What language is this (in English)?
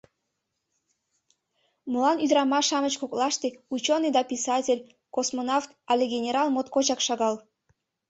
Mari